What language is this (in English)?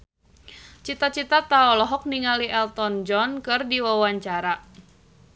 Sundanese